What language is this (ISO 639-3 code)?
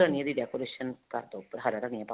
pan